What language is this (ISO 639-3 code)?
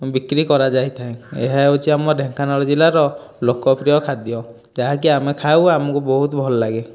ori